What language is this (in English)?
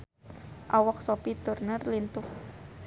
Sundanese